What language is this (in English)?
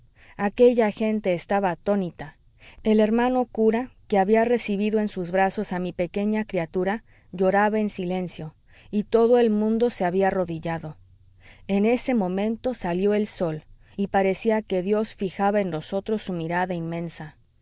Spanish